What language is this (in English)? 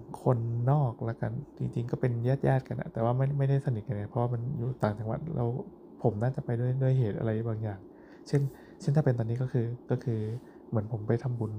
Thai